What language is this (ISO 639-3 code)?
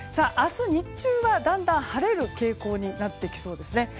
jpn